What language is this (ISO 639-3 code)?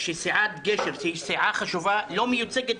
heb